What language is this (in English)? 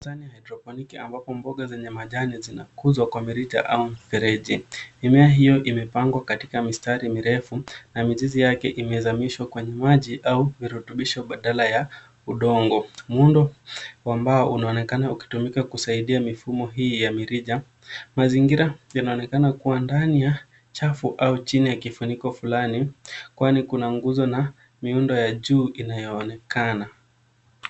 Swahili